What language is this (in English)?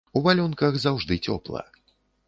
Belarusian